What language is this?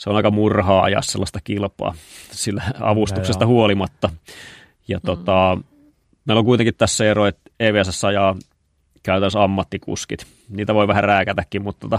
Finnish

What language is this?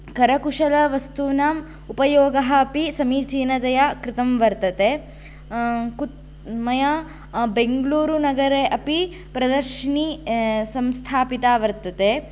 Sanskrit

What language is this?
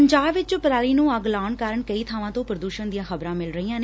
Punjabi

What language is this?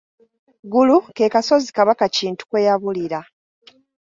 Ganda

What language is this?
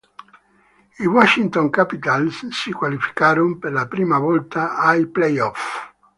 Italian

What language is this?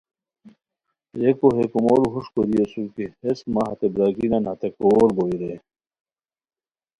Khowar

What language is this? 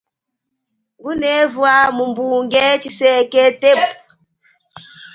Chokwe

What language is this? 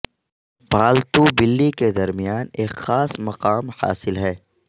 Urdu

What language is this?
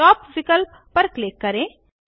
Hindi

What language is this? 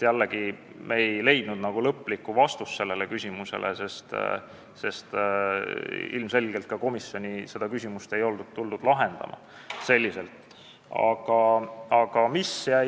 Estonian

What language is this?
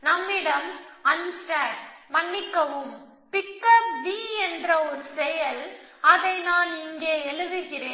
Tamil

